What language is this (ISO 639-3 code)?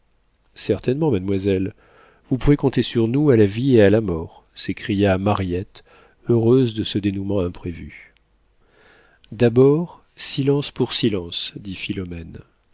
fra